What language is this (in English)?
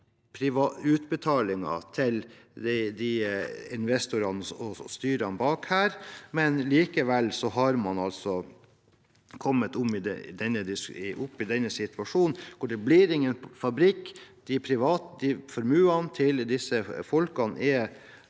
Norwegian